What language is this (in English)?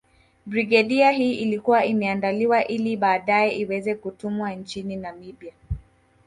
Swahili